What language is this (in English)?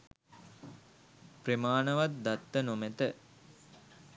Sinhala